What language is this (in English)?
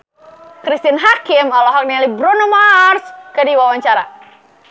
Sundanese